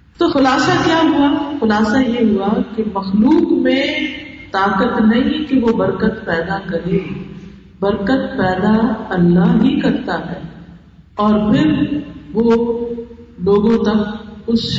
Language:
Urdu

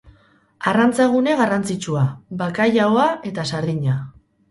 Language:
Basque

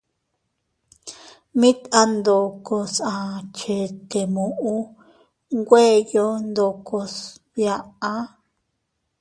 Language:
Teutila Cuicatec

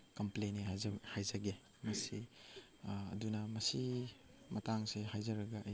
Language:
Manipuri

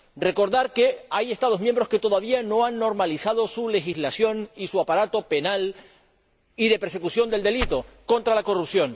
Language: Spanish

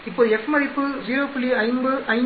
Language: Tamil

